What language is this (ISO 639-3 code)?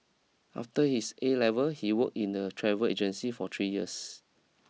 eng